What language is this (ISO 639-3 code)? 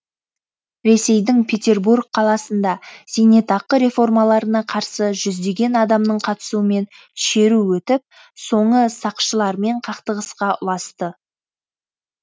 kaz